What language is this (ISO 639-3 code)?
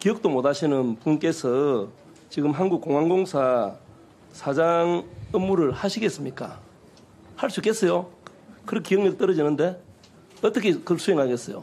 kor